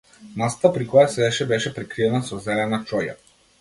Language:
Macedonian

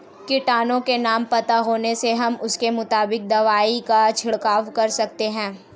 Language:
Hindi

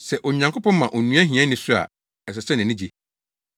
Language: Akan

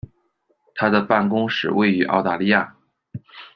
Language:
Chinese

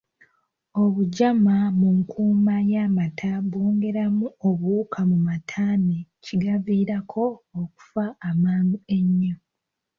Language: Ganda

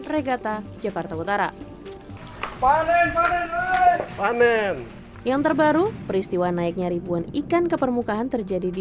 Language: Indonesian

